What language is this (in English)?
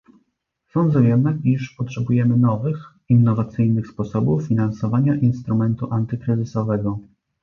Polish